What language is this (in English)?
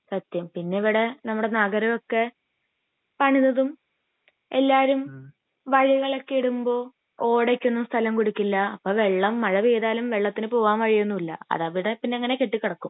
Malayalam